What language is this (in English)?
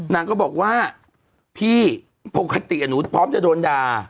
Thai